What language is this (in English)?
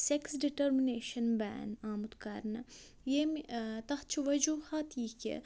Kashmiri